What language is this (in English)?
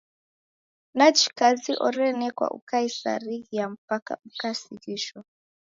Taita